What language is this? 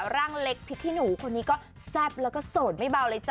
Thai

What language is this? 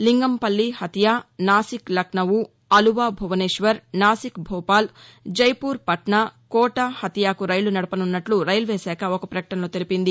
Telugu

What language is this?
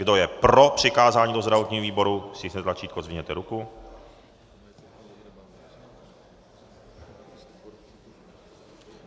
Czech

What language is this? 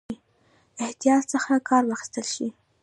Pashto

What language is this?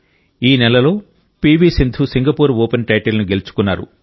Telugu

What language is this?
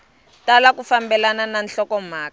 Tsonga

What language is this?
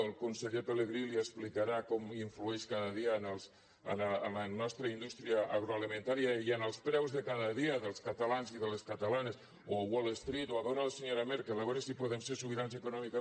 Catalan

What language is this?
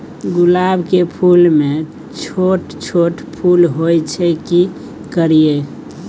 Maithili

